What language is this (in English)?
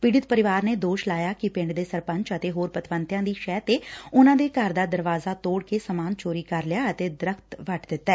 Punjabi